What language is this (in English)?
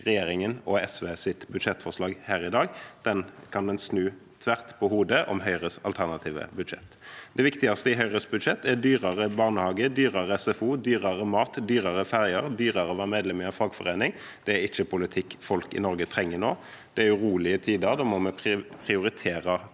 Norwegian